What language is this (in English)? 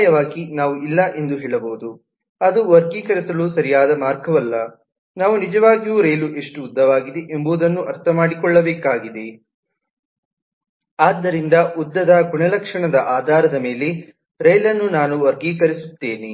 Kannada